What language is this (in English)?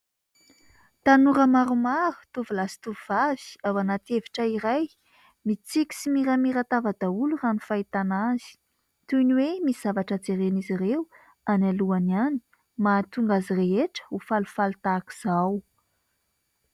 Malagasy